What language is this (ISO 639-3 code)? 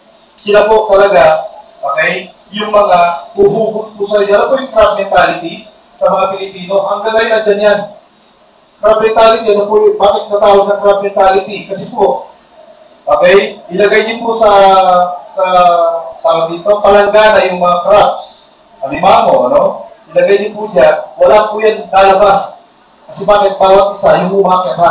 fil